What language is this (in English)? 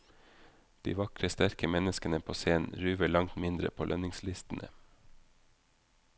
Norwegian